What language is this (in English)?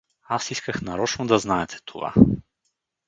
Bulgarian